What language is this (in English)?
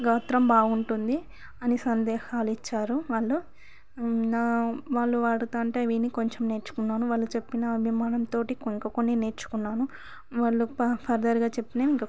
Telugu